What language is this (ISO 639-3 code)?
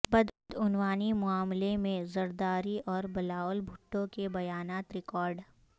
urd